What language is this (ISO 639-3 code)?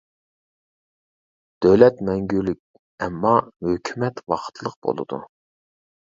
uig